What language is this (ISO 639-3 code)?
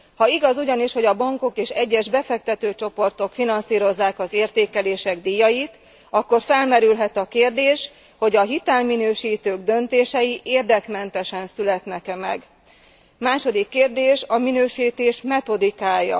hun